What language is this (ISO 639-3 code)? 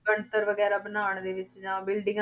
pan